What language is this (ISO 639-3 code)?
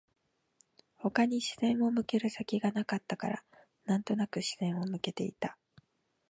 jpn